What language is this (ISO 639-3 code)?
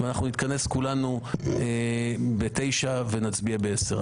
heb